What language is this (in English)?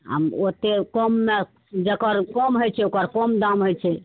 Maithili